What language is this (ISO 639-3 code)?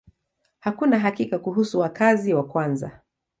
swa